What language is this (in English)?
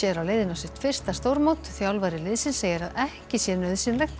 Icelandic